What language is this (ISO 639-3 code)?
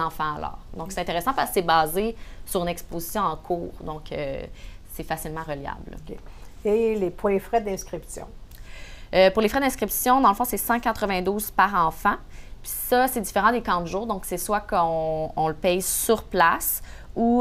fra